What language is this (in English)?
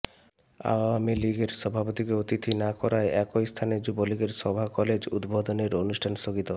Bangla